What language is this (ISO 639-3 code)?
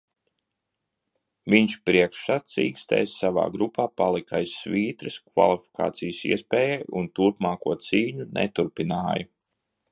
lav